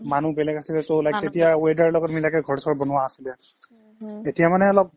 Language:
Assamese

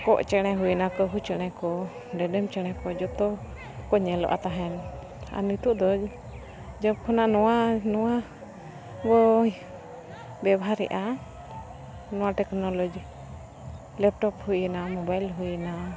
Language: Santali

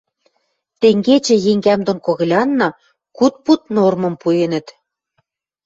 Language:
Western Mari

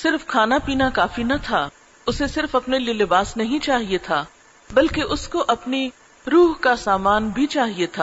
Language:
Urdu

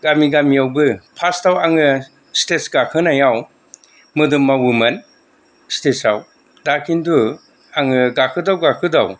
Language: Bodo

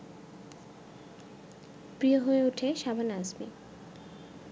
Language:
Bangla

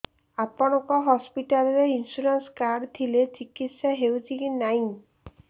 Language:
Odia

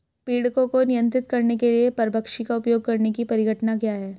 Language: Hindi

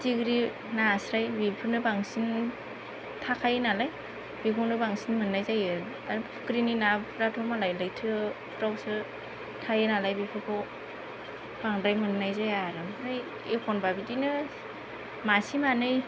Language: Bodo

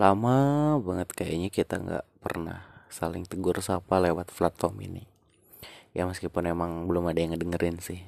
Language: Indonesian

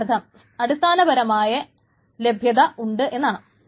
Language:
Malayalam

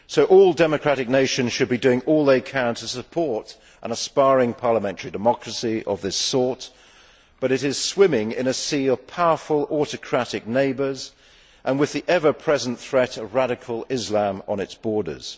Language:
English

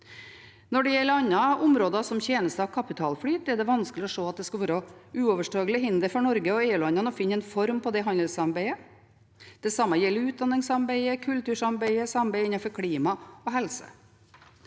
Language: Norwegian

